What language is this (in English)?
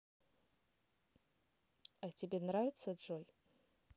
Russian